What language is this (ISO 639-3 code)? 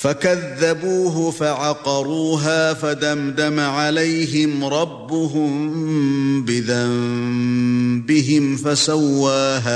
ara